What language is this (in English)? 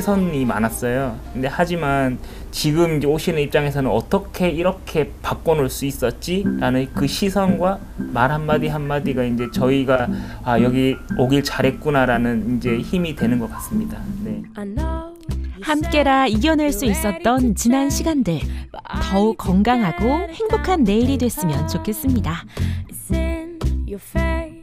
Korean